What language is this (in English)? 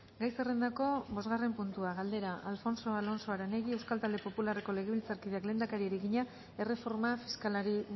Basque